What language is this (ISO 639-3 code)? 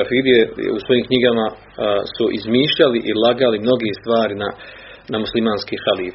hrv